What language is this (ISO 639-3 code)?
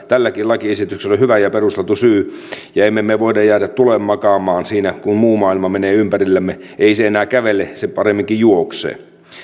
fin